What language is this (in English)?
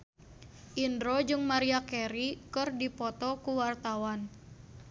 Sundanese